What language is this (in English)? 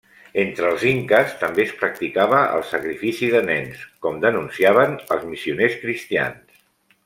Catalan